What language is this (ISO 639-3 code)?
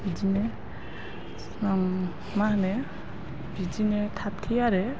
brx